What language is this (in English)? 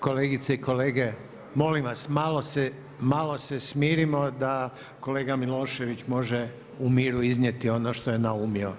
Croatian